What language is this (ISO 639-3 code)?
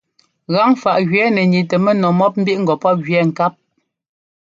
jgo